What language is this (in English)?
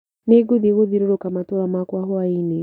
Kikuyu